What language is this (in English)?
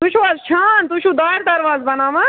Kashmiri